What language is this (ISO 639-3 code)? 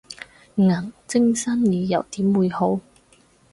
yue